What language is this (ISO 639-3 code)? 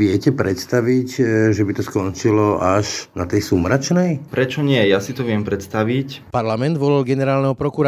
slk